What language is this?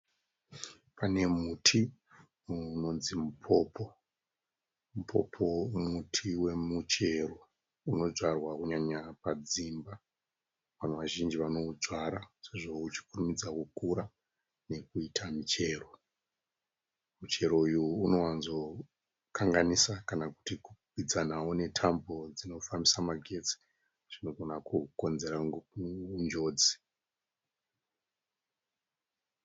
Shona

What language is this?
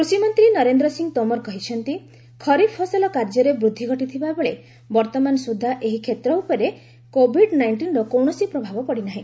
Odia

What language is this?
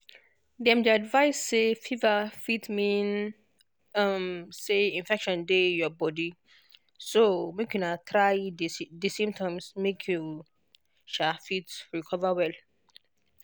Nigerian Pidgin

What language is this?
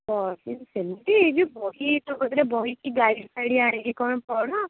Odia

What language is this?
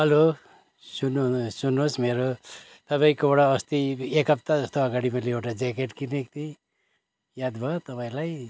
Nepali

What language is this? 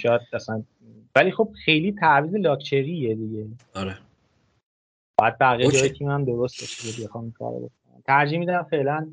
Persian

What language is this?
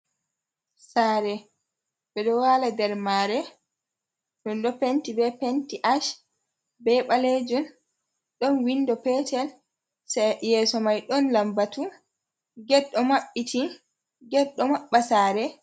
Fula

